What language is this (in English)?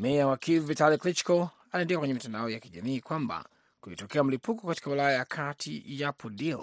Swahili